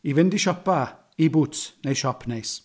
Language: Welsh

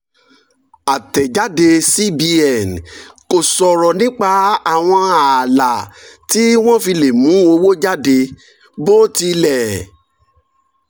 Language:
Yoruba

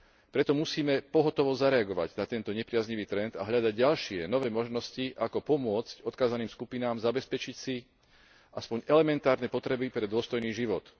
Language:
Slovak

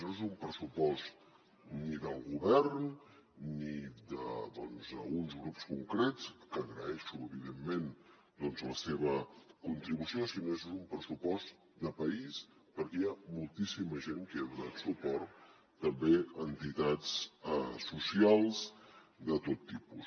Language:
Catalan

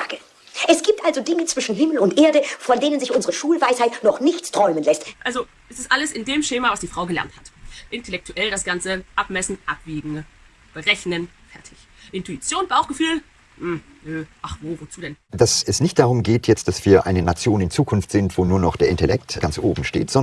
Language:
German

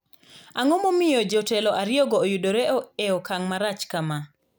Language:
Luo (Kenya and Tanzania)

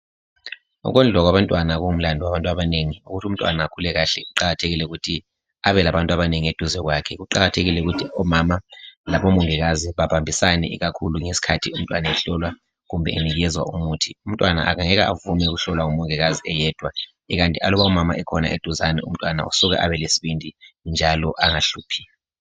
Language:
North Ndebele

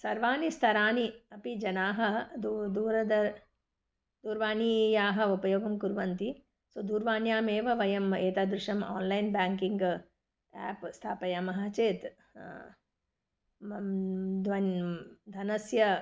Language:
Sanskrit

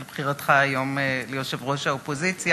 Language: Hebrew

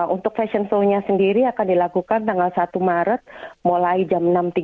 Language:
Indonesian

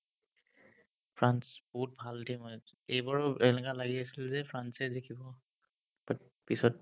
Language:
Assamese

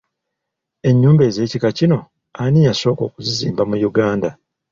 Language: Ganda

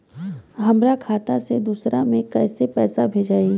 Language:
Bhojpuri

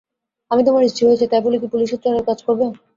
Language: Bangla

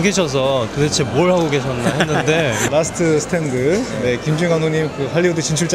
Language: Korean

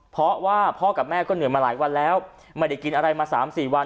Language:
Thai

